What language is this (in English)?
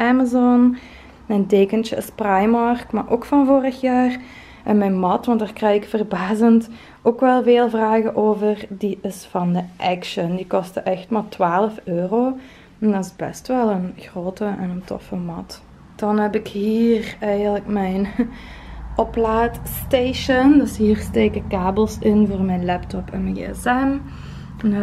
Dutch